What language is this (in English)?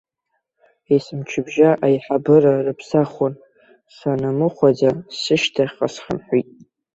Abkhazian